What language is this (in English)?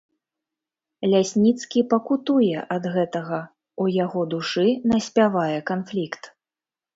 Belarusian